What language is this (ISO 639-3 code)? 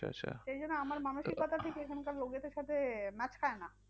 ben